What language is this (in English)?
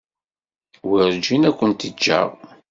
Kabyle